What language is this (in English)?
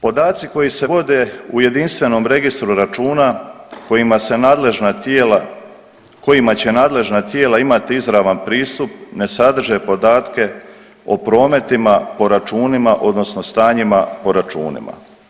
Croatian